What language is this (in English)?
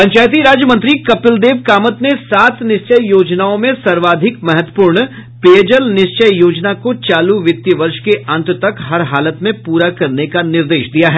Hindi